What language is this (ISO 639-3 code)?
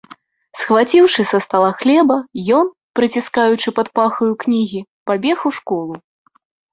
bel